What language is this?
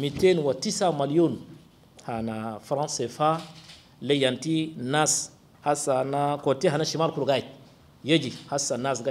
Arabic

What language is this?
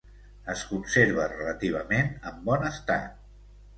Catalan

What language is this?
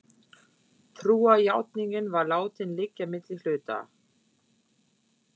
Icelandic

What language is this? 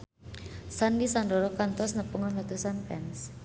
Sundanese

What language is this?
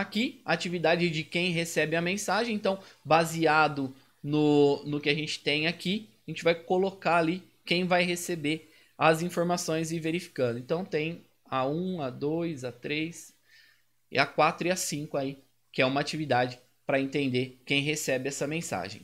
Portuguese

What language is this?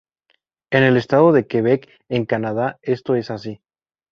Spanish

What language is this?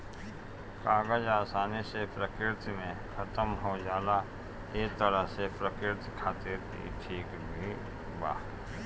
Bhojpuri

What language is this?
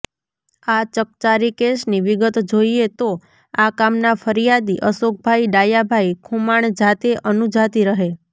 Gujarati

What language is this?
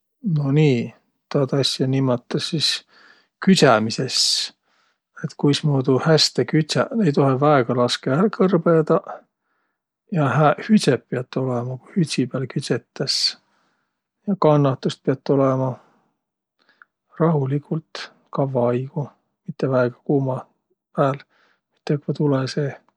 Võro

